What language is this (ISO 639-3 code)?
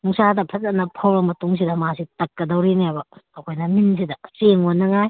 mni